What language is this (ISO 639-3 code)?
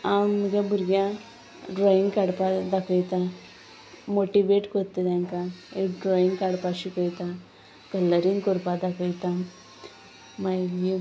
kok